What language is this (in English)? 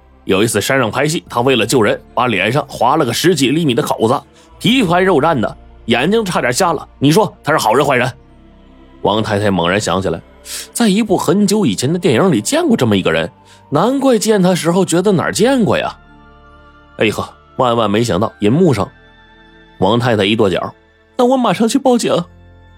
Chinese